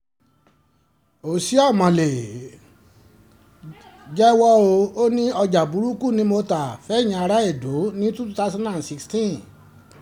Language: Yoruba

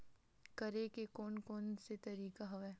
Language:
Chhattisgarhi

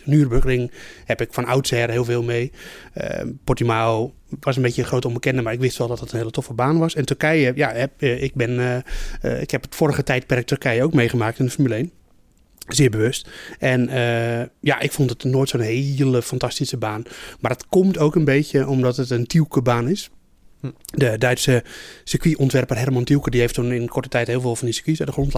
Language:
Dutch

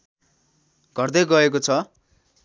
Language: Nepali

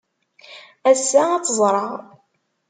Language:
Kabyle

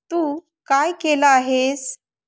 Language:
Marathi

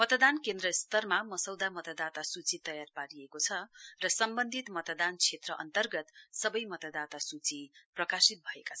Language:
Nepali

